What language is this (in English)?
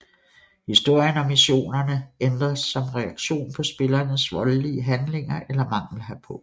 Danish